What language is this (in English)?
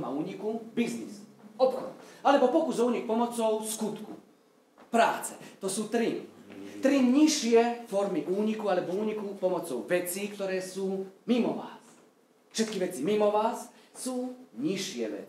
Polish